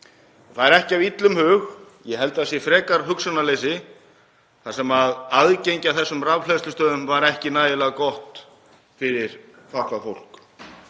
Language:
Icelandic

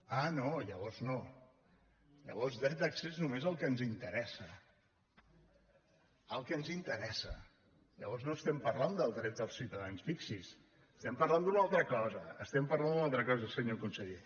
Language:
Catalan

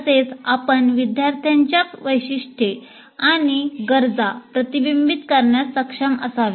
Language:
Marathi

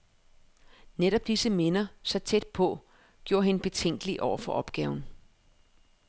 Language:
Danish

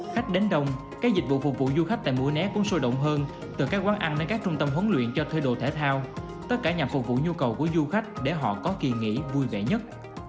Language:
Vietnamese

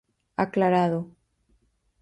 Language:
Galician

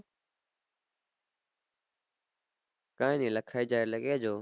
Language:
Gujarati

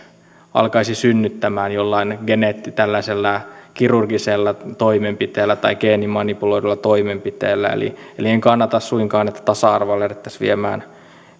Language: Finnish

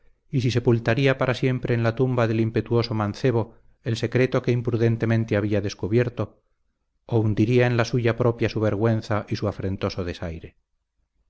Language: Spanish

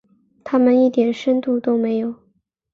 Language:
Chinese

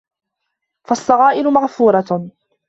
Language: Arabic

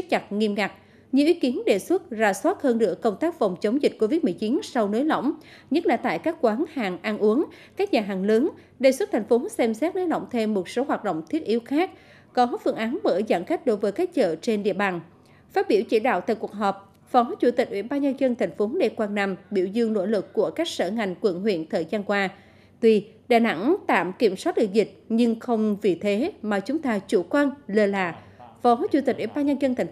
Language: Vietnamese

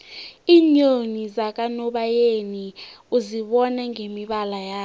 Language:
South Ndebele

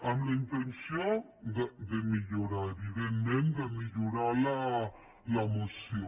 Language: Catalan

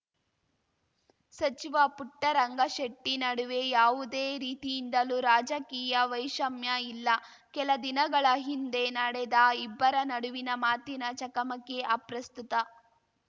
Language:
Kannada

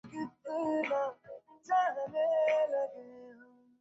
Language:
Bangla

